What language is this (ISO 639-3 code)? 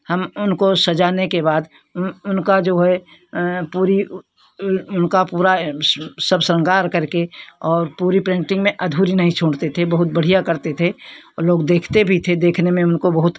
hin